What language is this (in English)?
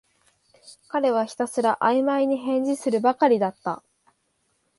Japanese